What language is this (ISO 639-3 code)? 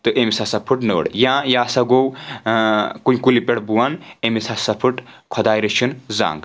kas